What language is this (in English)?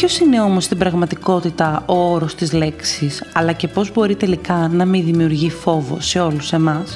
Greek